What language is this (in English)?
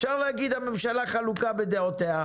Hebrew